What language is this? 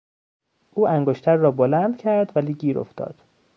Persian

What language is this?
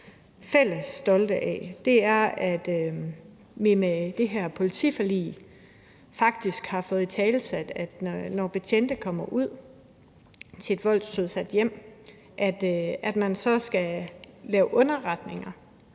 Danish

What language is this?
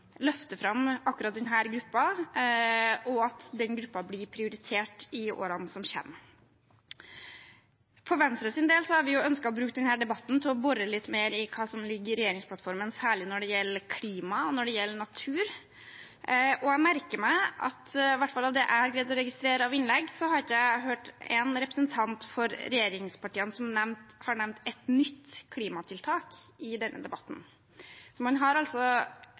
Norwegian Bokmål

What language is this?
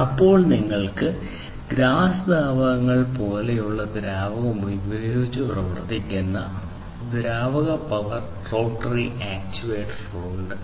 Malayalam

